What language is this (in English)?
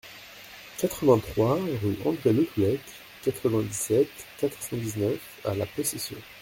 French